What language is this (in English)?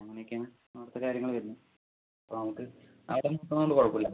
Malayalam